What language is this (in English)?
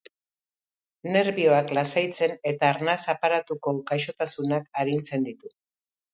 Basque